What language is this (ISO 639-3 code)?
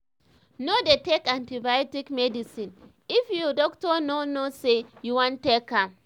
pcm